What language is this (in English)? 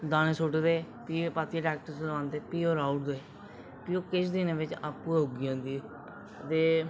Dogri